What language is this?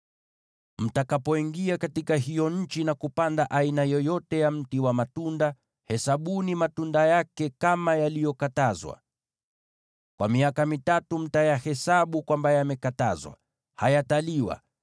Swahili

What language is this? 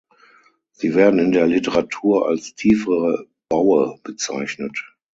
German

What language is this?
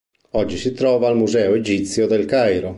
Italian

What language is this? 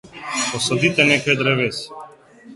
Slovenian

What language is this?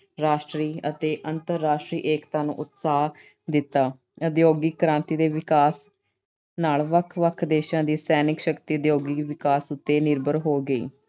Punjabi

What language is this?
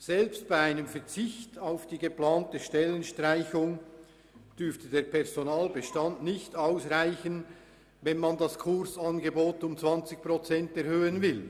Swiss German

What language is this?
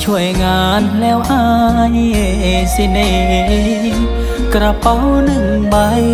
Thai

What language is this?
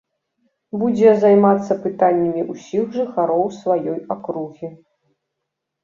Belarusian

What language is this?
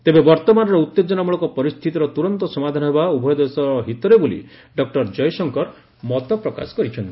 Odia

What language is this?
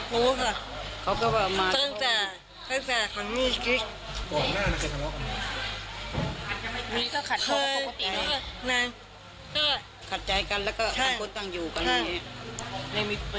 Thai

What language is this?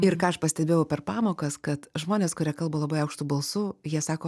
Lithuanian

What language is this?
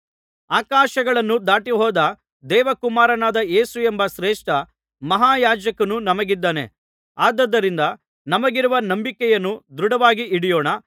Kannada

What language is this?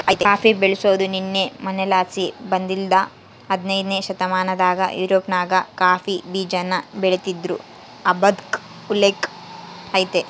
Kannada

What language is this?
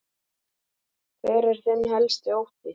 Icelandic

